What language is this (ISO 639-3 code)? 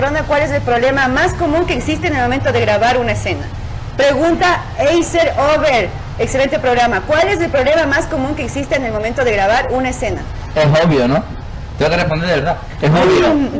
spa